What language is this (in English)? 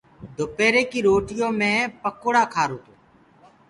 Gurgula